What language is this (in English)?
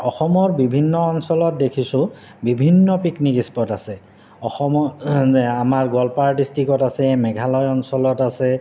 Assamese